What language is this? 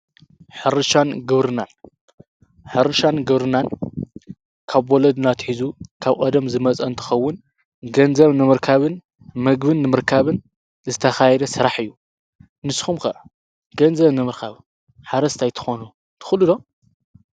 Tigrinya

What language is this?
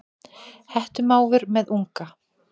Icelandic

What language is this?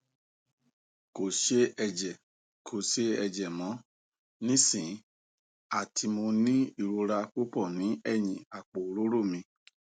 Yoruba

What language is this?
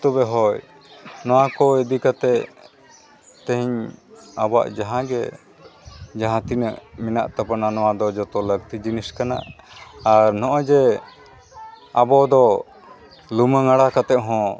Santali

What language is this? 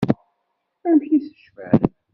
Kabyle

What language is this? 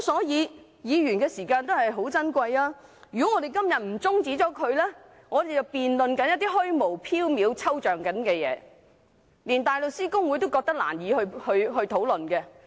Cantonese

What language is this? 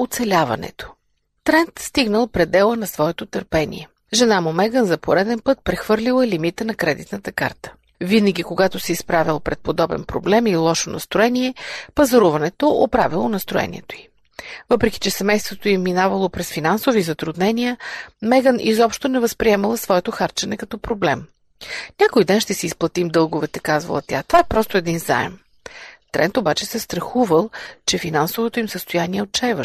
Bulgarian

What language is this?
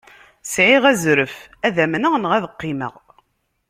Kabyle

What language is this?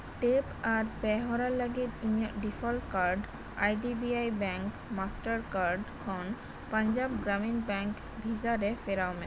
Santali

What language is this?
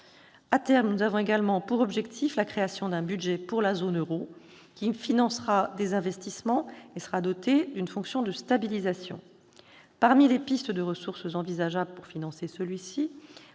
French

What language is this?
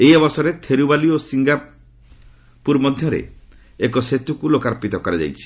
Odia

